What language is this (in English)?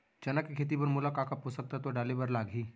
Chhattisgarhi